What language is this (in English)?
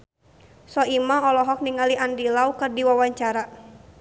Sundanese